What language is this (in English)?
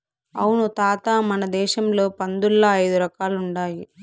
Telugu